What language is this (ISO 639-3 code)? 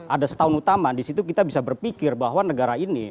ind